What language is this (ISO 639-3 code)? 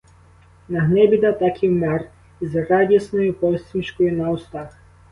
ukr